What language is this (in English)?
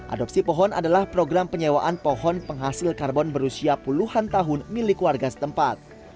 Indonesian